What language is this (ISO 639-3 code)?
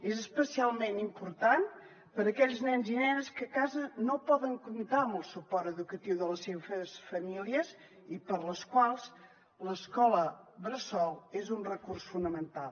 cat